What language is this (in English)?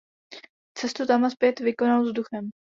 Czech